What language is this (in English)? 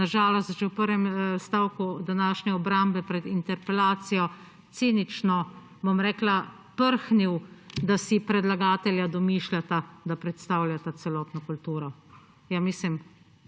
Slovenian